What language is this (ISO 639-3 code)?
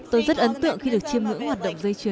vie